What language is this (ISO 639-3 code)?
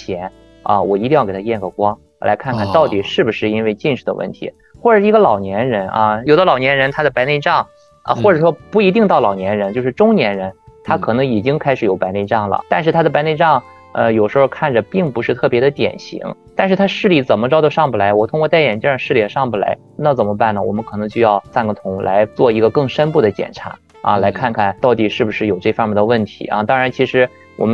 zho